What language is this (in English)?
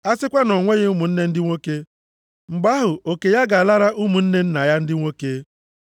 Igbo